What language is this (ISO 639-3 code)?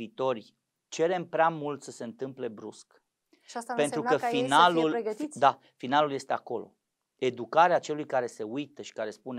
ron